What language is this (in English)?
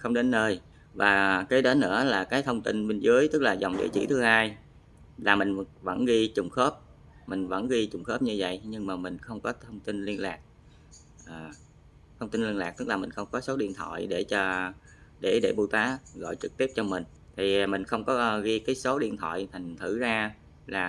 Vietnamese